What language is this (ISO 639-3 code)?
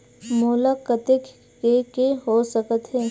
hne